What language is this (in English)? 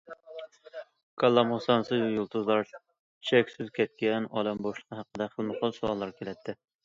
Uyghur